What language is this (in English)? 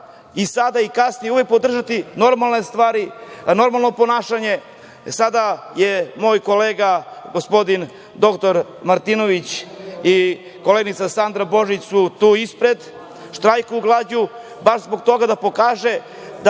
Serbian